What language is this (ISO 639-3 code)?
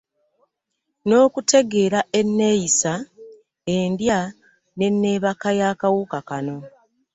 lug